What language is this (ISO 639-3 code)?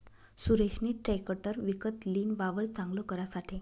mar